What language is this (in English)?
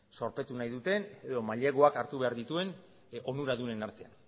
Basque